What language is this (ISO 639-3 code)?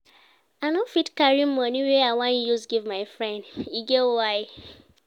pcm